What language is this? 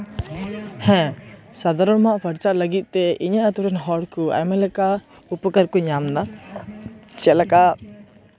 Santali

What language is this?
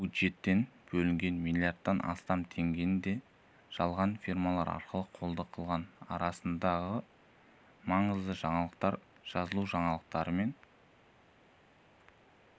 Kazakh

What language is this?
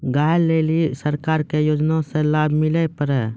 Maithili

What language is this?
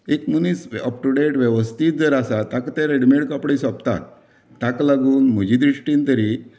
Konkani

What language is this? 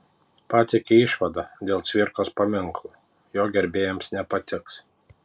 Lithuanian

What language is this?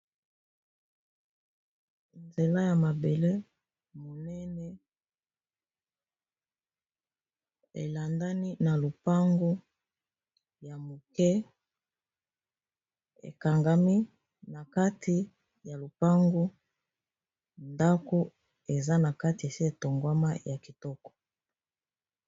Lingala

